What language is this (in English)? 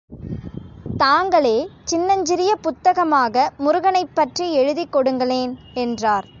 Tamil